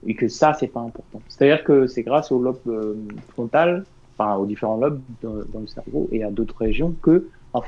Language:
French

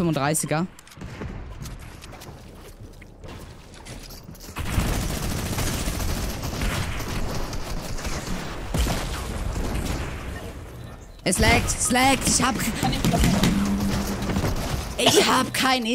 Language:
German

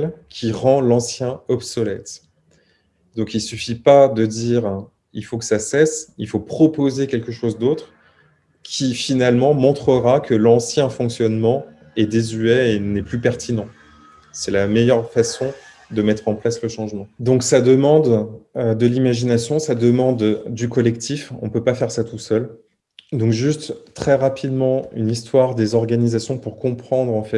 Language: French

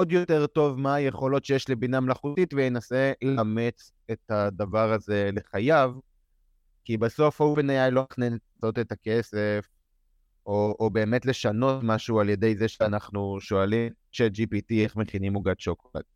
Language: Hebrew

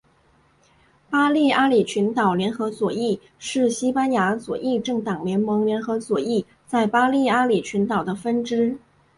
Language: Chinese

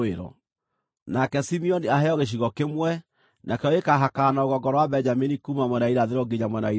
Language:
Kikuyu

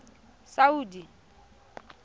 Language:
Tswana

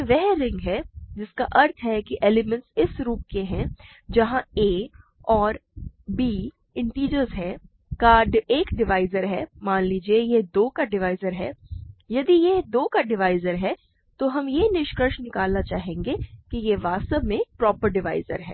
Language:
Hindi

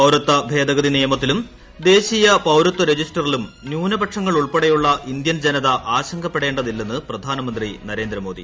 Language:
Malayalam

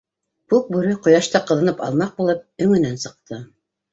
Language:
Bashkir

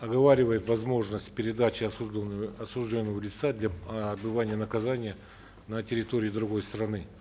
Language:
Kazakh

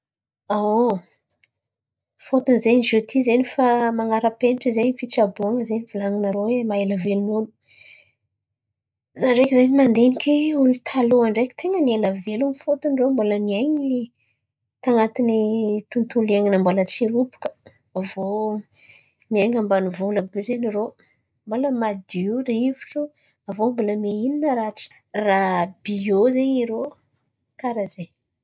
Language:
Antankarana Malagasy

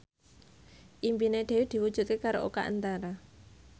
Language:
Javanese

